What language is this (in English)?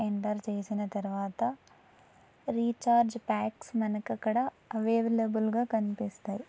Telugu